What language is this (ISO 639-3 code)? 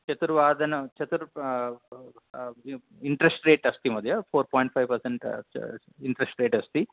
san